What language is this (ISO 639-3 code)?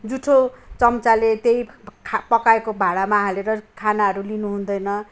nep